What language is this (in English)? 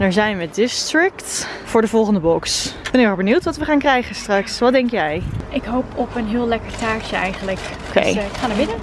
Dutch